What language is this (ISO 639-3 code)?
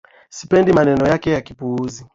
swa